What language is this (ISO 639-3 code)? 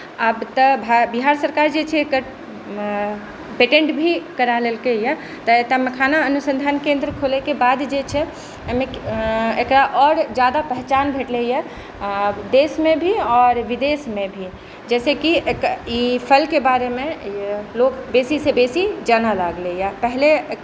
mai